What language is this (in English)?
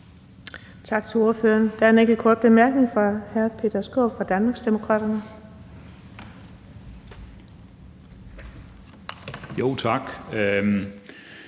Danish